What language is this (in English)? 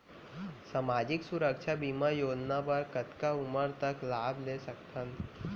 Chhattisgarhi